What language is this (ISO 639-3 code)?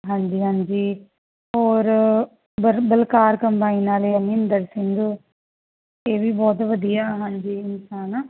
pan